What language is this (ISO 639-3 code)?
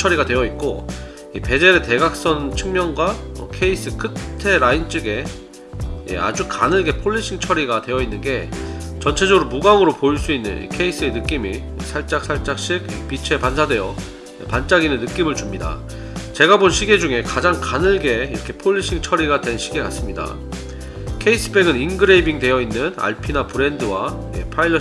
kor